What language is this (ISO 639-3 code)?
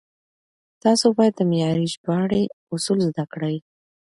pus